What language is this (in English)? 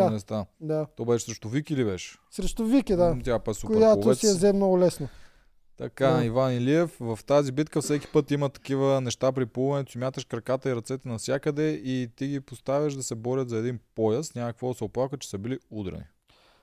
Bulgarian